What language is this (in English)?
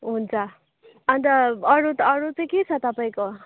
Nepali